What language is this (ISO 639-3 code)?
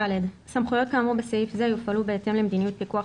heb